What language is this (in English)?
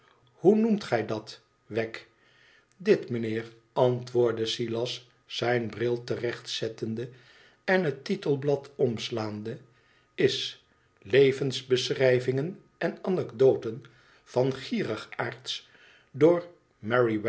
Dutch